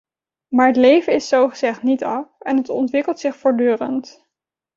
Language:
Dutch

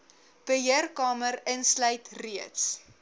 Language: Afrikaans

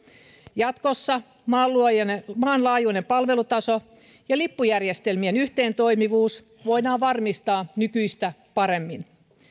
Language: Finnish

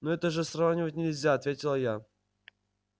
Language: Russian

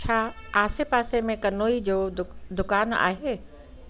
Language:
Sindhi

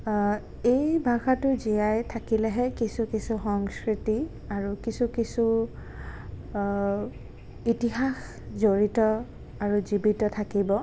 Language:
Assamese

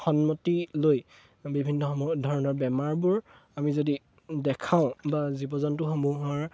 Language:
Assamese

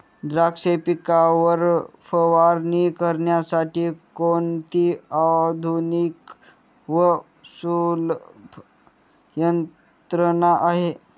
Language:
Marathi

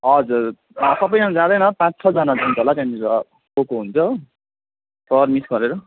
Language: Nepali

